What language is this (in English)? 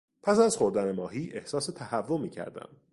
Persian